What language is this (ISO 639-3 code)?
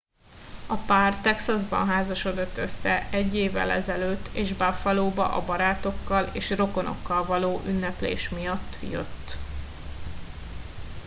hun